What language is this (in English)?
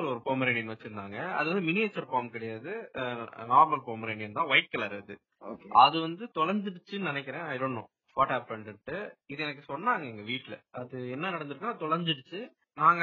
Tamil